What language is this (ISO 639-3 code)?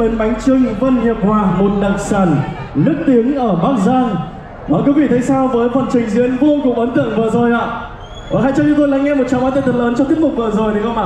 vie